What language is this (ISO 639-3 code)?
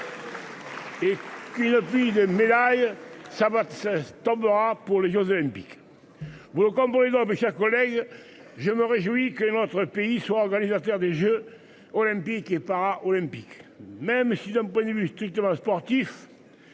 fra